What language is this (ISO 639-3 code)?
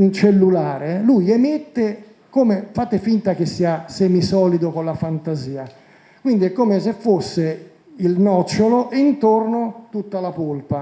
ita